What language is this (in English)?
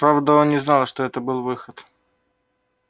Russian